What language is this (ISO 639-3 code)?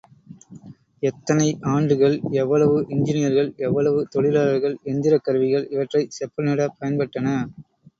tam